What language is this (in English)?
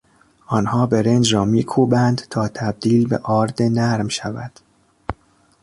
Persian